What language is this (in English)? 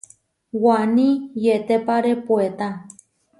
Huarijio